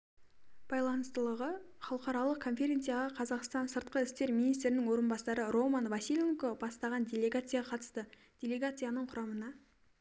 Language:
Kazakh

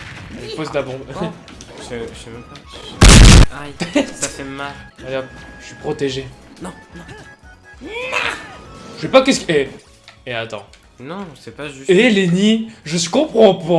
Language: French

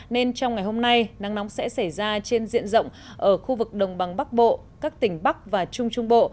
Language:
Vietnamese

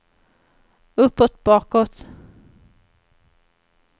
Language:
Swedish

